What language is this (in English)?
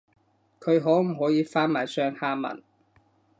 Cantonese